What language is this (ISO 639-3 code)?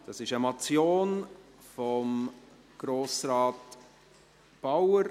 gsw